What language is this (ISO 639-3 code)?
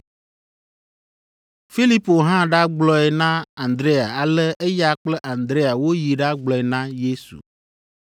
ewe